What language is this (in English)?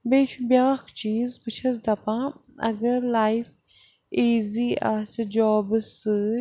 Kashmiri